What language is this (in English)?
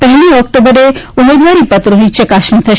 Gujarati